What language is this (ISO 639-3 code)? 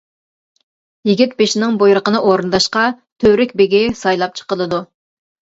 uig